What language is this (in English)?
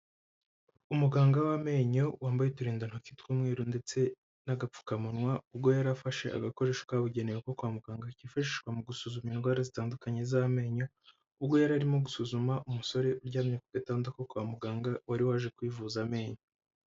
Kinyarwanda